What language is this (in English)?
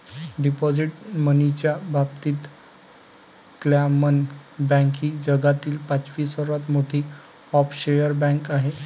Marathi